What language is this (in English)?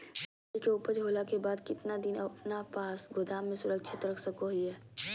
Magahi